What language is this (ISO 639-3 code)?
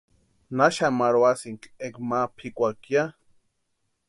pua